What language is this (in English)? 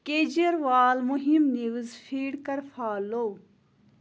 Kashmiri